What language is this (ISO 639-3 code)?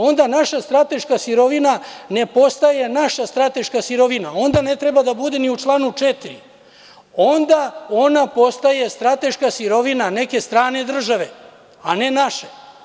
srp